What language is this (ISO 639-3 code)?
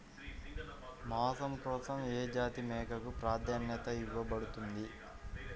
tel